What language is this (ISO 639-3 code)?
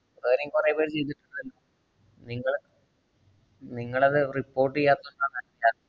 mal